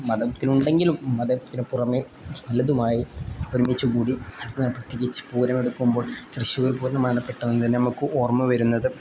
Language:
Malayalam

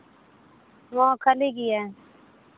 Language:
Santali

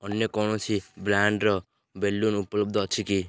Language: Odia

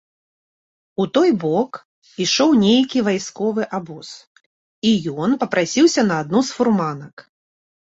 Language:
Belarusian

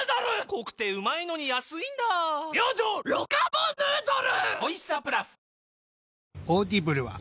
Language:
Japanese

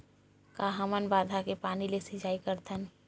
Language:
Chhattisgarhi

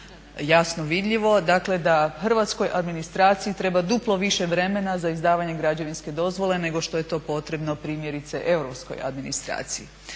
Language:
Croatian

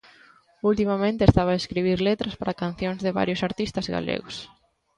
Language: Galician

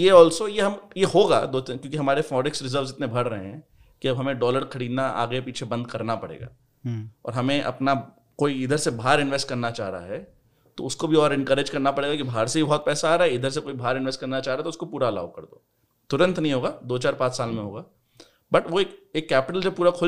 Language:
Hindi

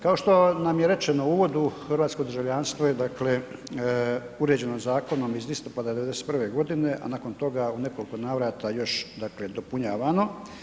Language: Croatian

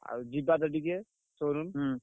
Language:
Odia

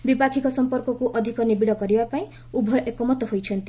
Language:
Odia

